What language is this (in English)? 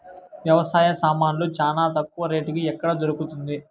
Telugu